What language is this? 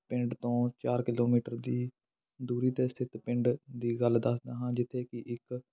Punjabi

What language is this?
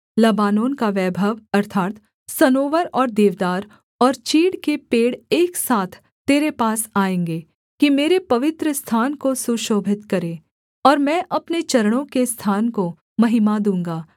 Hindi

